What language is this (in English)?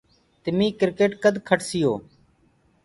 Gurgula